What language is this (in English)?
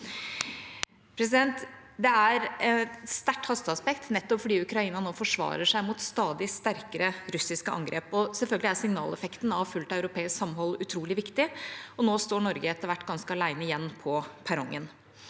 Norwegian